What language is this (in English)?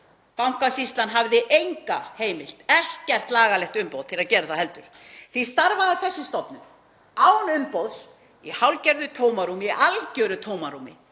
Icelandic